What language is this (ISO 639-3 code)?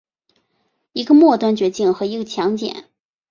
zho